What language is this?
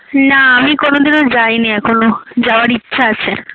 Bangla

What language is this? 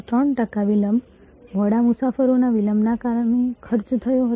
Gujarati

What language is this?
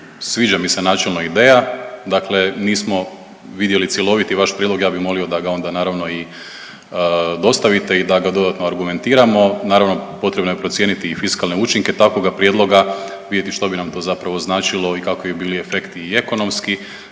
Croatian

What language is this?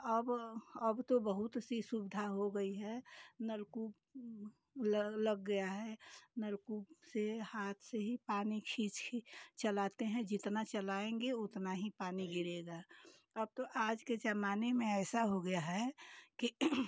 Hindi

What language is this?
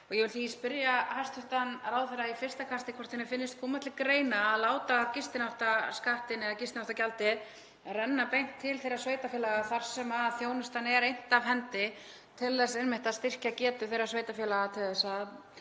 Icelandic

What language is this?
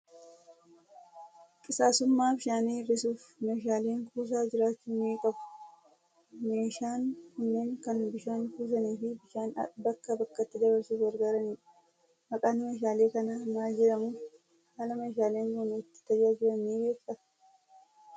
Oromo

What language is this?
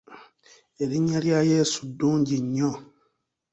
Ganda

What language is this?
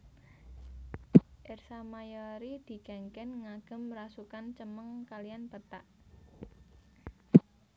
Javanese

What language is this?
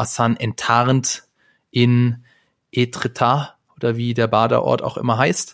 German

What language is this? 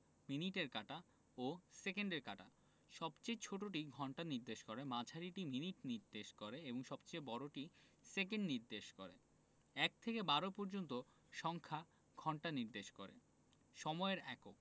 Bangla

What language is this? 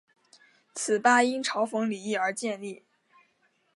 Chinese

